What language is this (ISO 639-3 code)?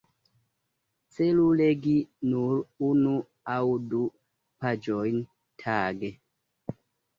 epo